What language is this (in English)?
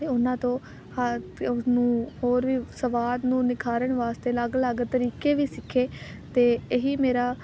Punjabi